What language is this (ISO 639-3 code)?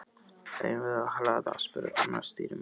isl